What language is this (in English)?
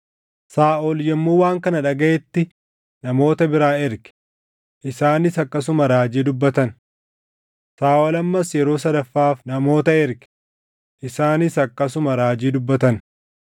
Oromo